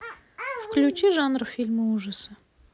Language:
Russian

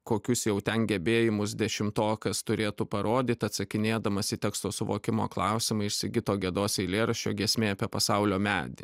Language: Lithuanian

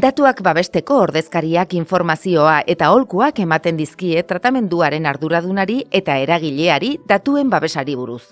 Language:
Basque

